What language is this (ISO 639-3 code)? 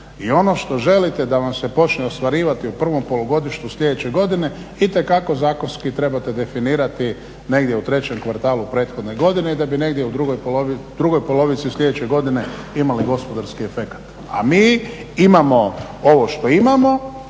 hrv